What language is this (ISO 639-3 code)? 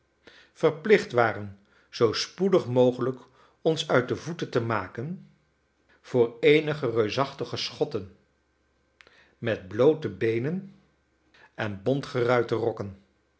nld